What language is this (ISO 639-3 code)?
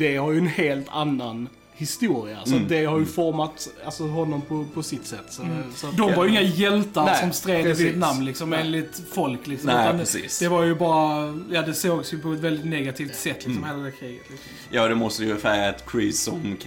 swe